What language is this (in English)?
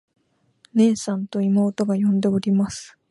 Japanese